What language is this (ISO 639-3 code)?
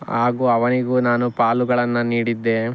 kan